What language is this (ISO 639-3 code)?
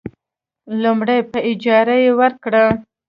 pus